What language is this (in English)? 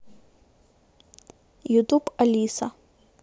Russian